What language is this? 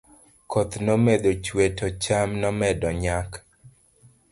Luo (Kenya and Tanzania)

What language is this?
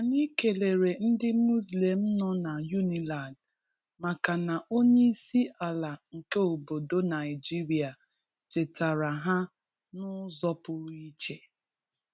Igbo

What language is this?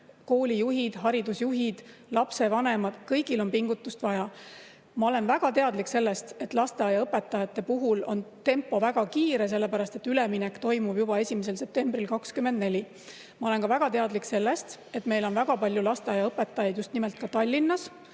Estonian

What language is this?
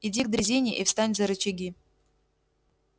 Russian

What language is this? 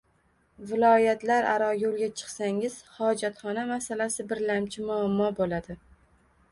Uzbek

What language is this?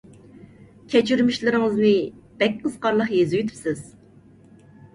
Uyghur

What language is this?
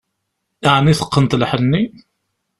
Kabyle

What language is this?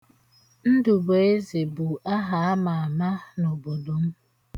Igbo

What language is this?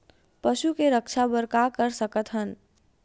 Chhattisgarhi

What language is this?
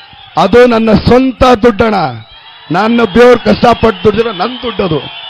Kannada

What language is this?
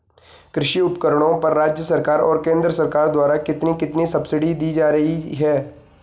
Hindi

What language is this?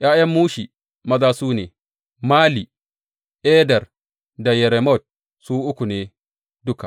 Hausa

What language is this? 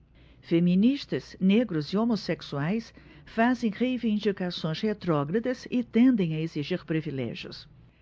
Portuguese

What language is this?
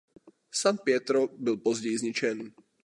Czech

